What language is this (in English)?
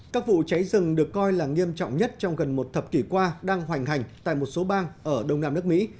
Vietnamese